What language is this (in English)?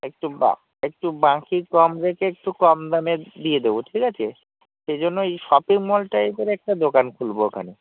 Bangla